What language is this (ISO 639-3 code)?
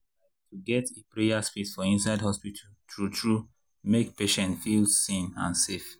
pcm